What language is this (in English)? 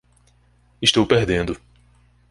Portuguese